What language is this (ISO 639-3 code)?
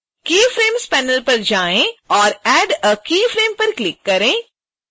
hin